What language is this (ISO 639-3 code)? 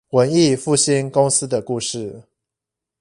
zho